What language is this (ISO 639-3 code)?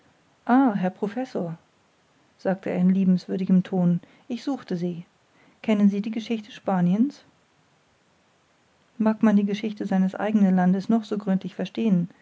deu